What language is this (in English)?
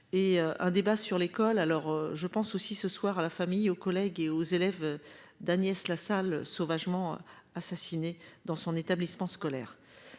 French